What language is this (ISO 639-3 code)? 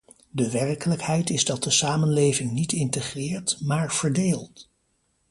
nld